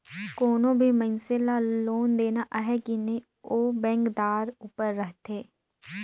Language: Chhattisgarhi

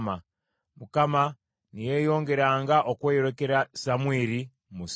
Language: Ganda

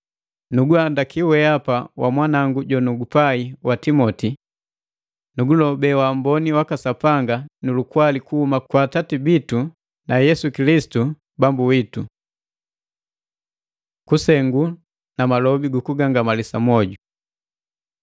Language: Matengo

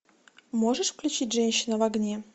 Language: Russian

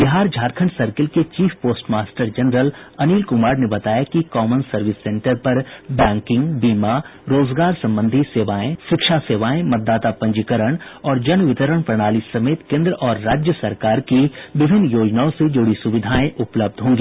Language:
Hindi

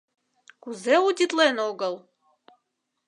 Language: Mari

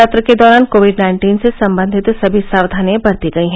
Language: Hindi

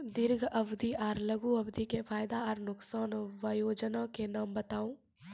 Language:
Maithili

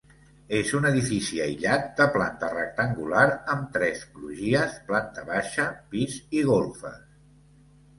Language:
Catalan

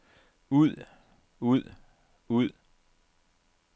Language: Danish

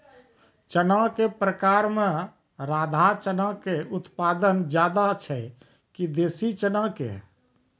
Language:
Maithili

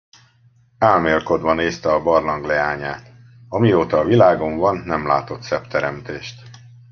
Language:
Hungarian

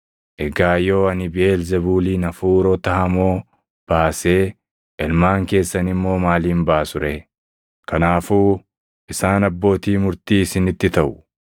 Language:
Oromo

